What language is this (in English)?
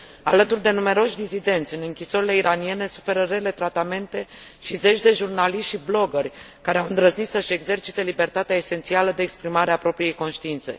Romanian